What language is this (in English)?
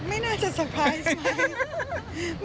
Thai